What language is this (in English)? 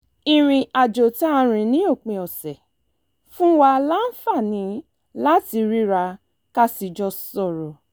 Yoruba